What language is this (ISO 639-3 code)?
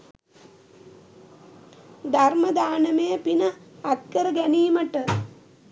sin